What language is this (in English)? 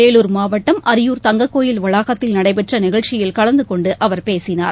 Tamil